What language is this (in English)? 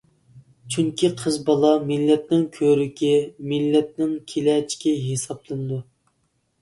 Uyghur